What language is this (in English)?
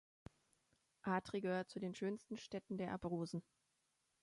German